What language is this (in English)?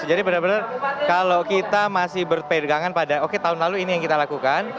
Indonesian